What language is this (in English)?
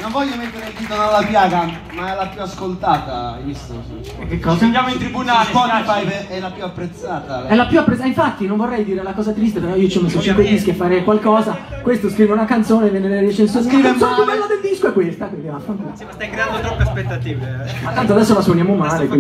Italian